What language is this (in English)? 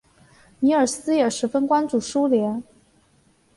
Chinese